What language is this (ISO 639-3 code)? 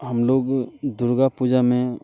hin